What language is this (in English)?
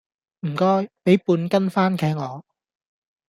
Cantonese